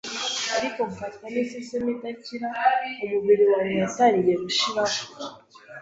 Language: Kinyarwanda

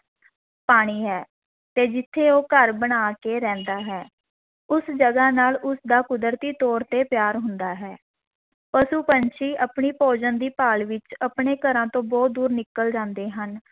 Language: Punjabi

